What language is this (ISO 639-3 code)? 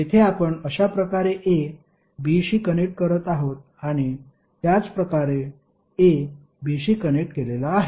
mar